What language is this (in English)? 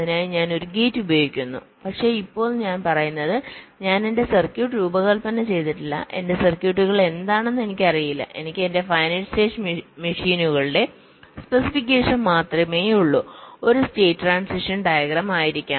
Malayalam